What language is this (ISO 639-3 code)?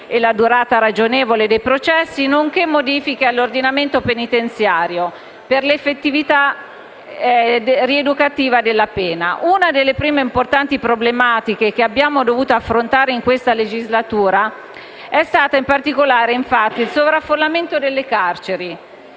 ita